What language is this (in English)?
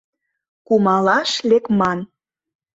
Mari